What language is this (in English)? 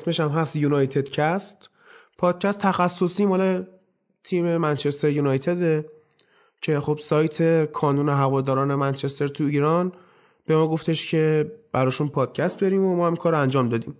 Persian